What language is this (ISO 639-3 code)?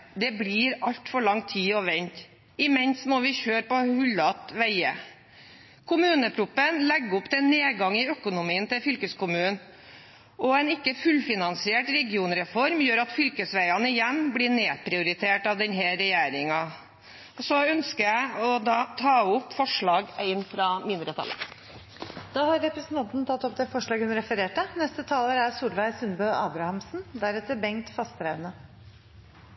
nor